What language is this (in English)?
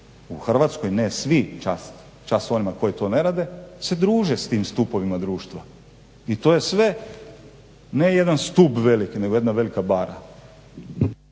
Croatian